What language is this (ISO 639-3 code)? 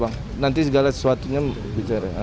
ind